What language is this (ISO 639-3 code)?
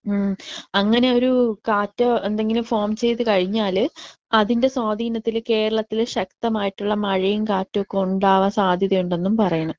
mal